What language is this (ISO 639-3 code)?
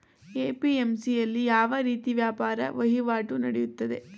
kan